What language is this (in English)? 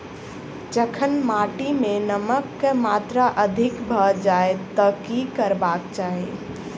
Maithili